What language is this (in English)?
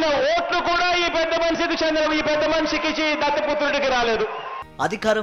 Telugu